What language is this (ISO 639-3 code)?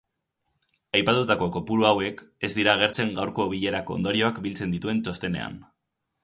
eus